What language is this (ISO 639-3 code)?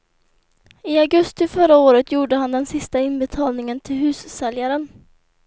swe